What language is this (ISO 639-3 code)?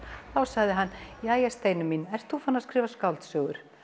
isl